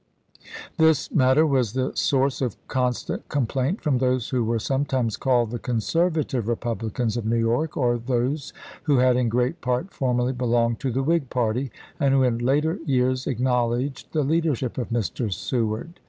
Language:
English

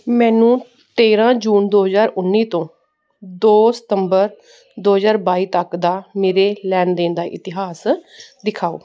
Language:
Punjabi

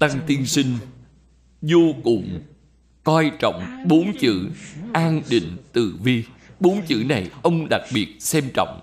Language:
Vietnamese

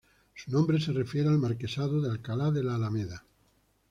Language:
Spanish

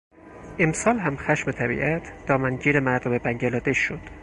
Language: Persian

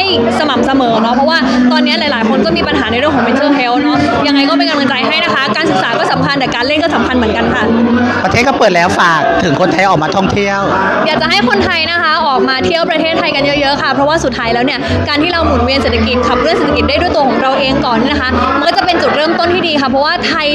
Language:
Thai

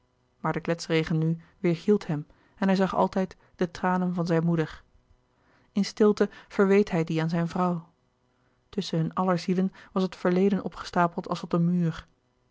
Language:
Dutch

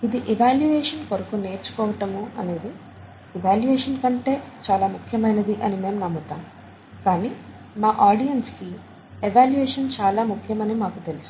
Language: Telugu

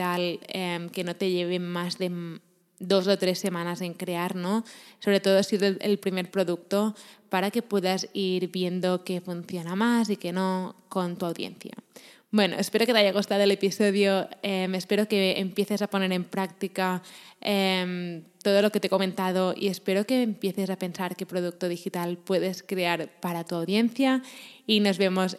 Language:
Spanish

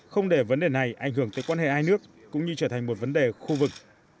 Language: Vietnamese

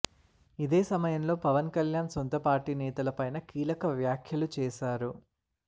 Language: Telugu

